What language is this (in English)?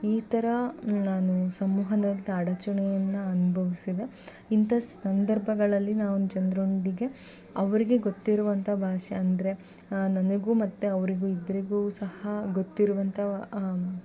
Kannada